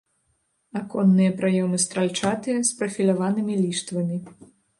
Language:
Belarusian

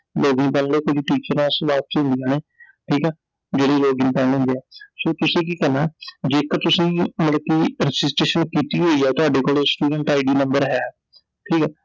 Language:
Punjabi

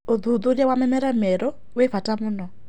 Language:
Kikuyu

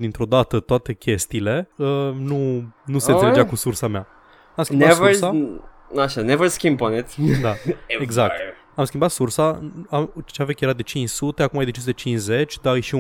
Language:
Romanian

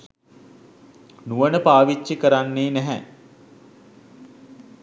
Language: Sinhala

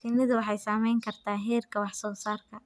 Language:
Somali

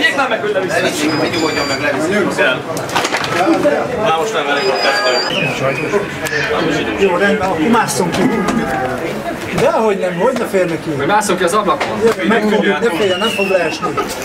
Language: Hungarian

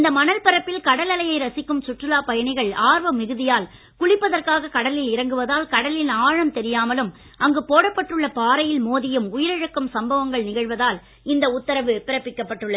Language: Tamil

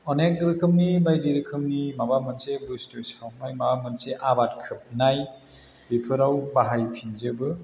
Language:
Bodo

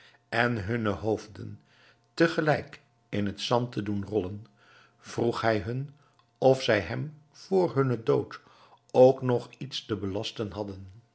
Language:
Dutch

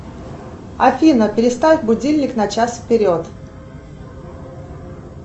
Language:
Russian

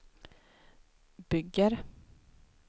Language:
Swedish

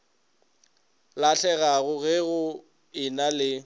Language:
Northern Sotho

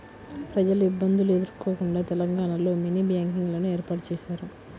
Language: Telugu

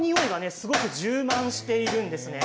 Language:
Japanese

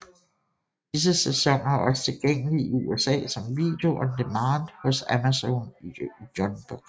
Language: Danish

